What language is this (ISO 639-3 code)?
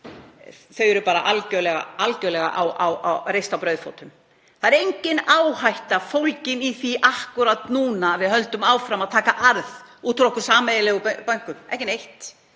isl